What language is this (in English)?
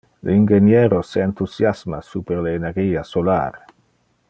Interlingua